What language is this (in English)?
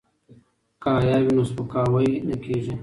Pashto